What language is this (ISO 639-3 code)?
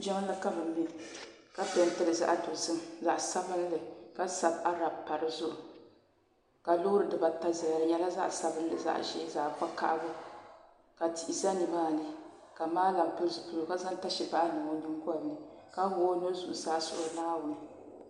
dag